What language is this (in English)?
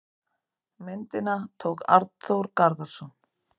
Icelandic